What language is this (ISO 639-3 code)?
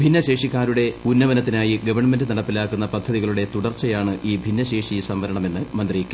mal